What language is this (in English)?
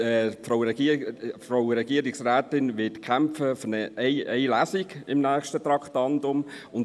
Swiss German